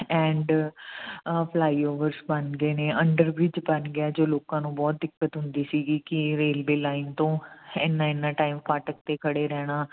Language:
Punjabi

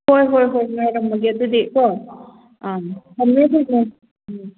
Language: Manipuri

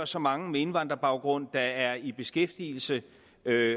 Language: Danish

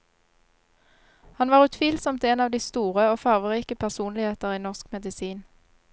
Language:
Norwegian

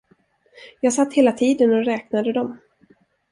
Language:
Swedish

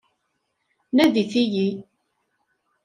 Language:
Kabyle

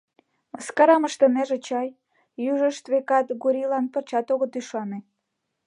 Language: Mari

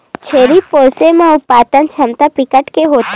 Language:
Chhattisgarhi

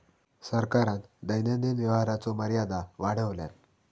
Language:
Marathi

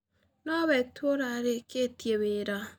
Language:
Kikuyu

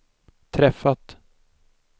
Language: Swedish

